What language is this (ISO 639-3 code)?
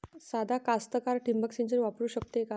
mar